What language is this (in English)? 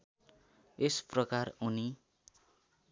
Nepali